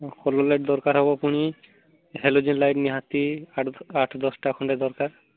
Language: Odia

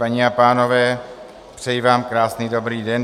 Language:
Czech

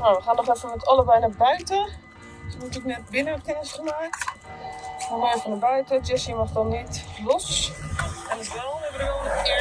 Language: Dutch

